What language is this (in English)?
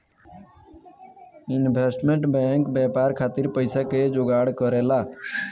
Bhojpuri